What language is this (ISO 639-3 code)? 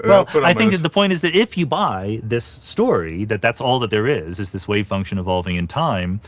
eng